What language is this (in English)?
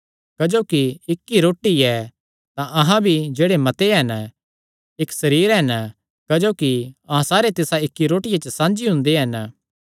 Kangri